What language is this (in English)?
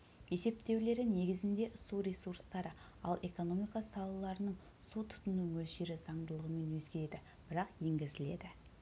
Kazakh